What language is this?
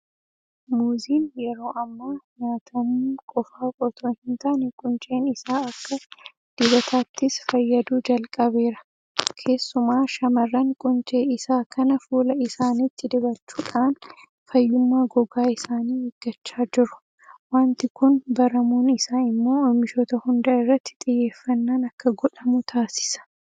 Oromo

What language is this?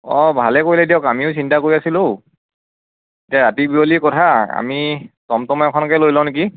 Assamese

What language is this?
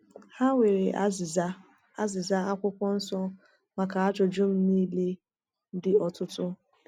Igbo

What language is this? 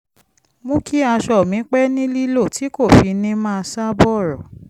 Yoruba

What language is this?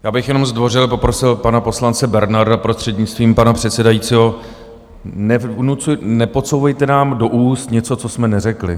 Czech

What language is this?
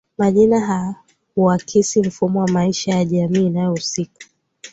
Swahili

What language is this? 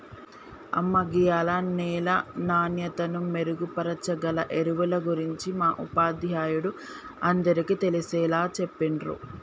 Telugu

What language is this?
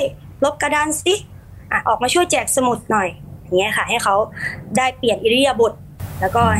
Thai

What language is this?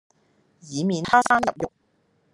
Cantonese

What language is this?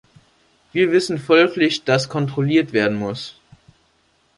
German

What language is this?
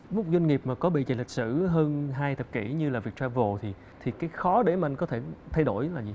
Vietnamese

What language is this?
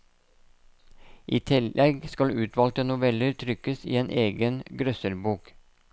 Norwegian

